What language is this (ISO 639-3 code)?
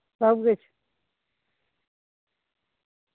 doi